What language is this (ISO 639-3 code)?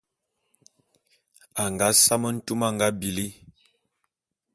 bum